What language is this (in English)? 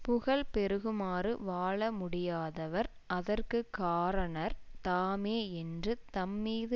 Tamil